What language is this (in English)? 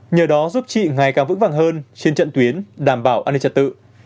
Vietnamese